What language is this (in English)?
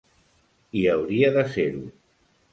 Catalan